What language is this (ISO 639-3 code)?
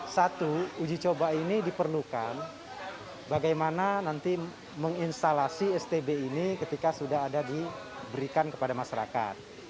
ind